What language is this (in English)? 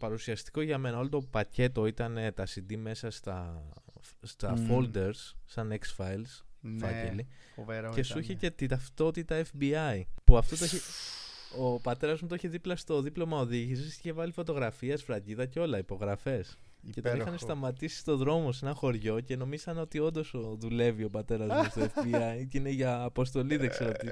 Greek